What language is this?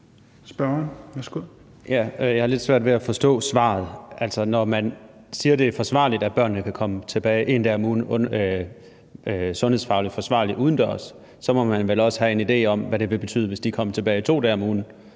Danish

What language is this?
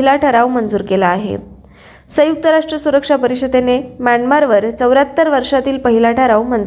Marathi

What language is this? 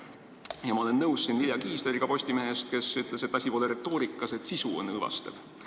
Estonian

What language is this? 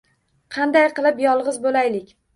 Uzbek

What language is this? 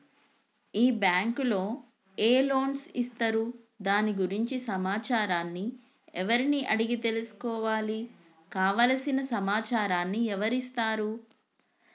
Telugu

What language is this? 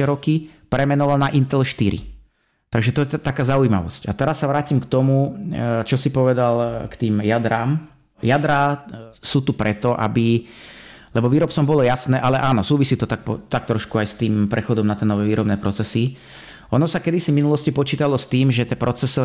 Slovak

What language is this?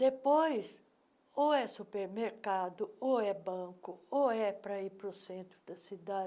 Portuguese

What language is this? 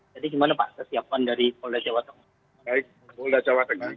Indonesian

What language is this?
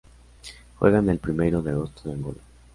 Spanish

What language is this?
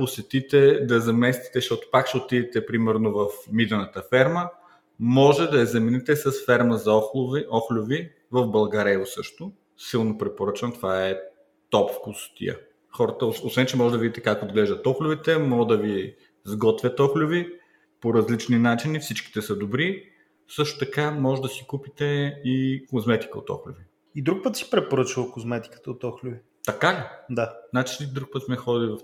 Bulgarian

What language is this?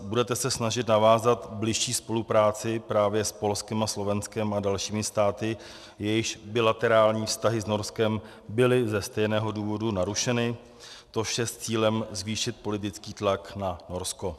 Czech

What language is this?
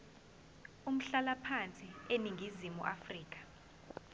Zulu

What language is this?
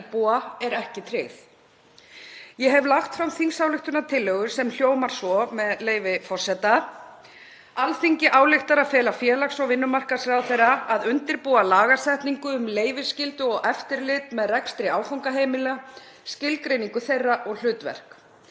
Icelandic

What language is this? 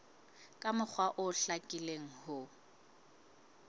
Southern Sotho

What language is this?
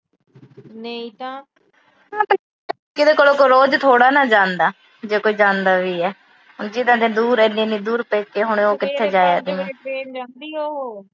Punjabi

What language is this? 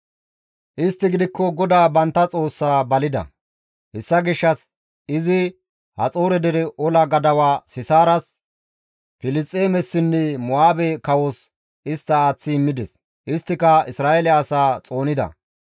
Gamo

